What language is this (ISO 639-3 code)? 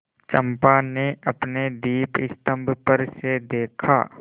hin